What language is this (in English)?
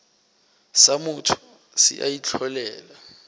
Northern Sotho